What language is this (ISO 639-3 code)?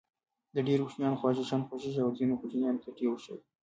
pus